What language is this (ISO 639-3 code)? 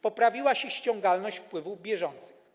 pol